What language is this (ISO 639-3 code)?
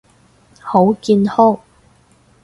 yue